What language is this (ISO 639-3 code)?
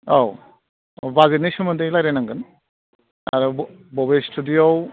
brx